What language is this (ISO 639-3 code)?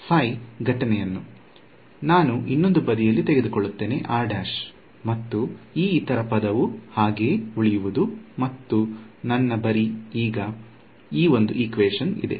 kan